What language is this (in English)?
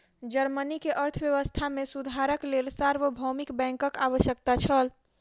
Maithili